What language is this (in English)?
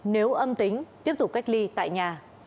Vietnamese